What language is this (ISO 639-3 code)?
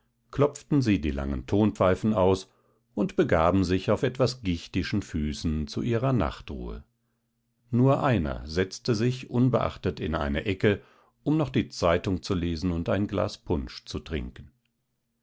deu